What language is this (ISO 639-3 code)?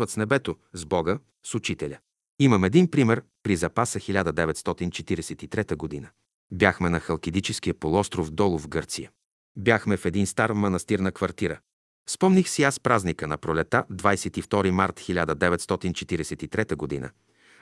bul